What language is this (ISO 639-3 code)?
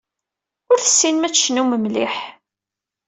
kab